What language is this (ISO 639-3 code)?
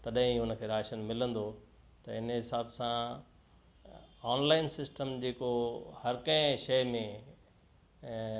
snd